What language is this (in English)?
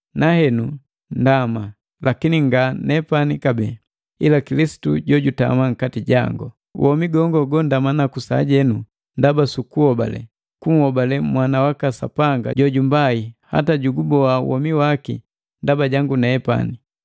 Matengo